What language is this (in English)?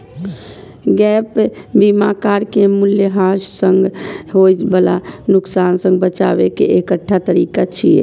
Maithili